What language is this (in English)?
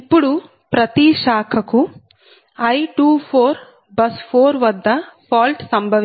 Telugu